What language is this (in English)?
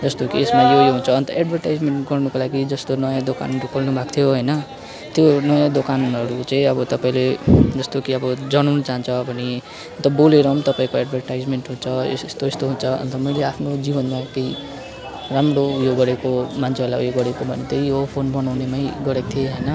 Nepali